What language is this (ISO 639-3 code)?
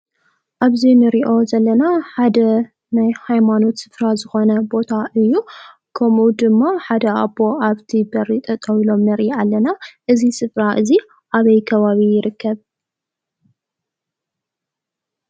tir